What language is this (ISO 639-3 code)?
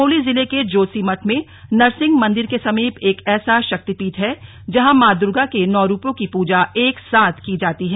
hin